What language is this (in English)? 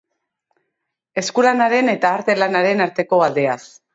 Basque